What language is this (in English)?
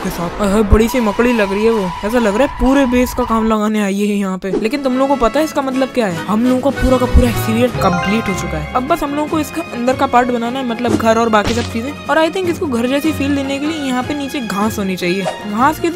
Hindi